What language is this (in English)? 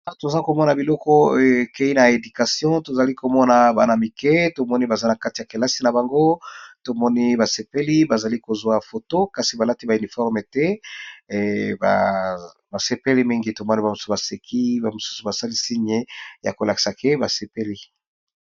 Lingala